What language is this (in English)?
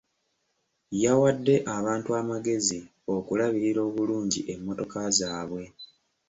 Ganda